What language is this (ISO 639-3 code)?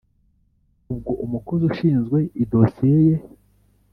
kin